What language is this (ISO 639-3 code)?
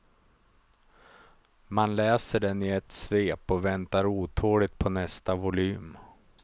swe